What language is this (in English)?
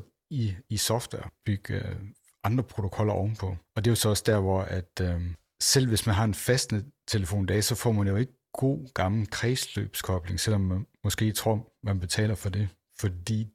Danish